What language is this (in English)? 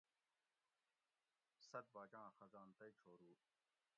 Gawri